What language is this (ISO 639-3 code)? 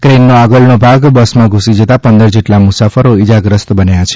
guj